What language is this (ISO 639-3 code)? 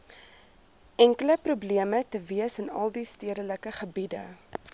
afr